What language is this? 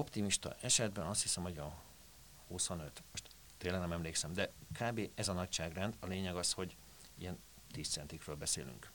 Hungarian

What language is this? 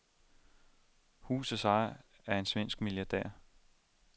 Danish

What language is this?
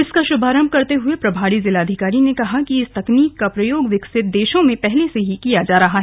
Hindi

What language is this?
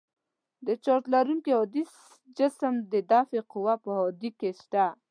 Pashto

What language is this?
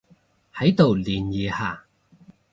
Cantonese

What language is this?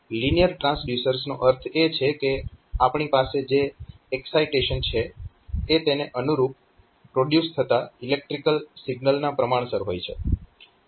Gujarati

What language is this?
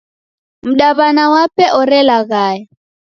Taita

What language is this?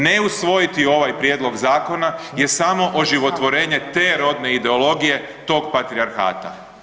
Croatian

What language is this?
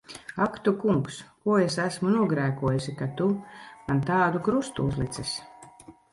Latvian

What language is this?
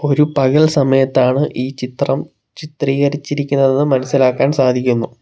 Malayalam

